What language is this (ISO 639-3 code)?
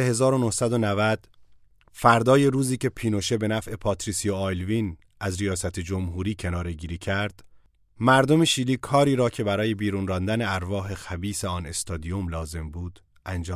fas